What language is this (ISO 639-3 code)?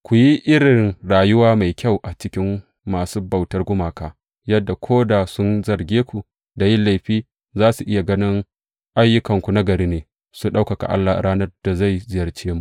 hau